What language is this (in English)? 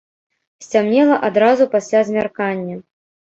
Belarusian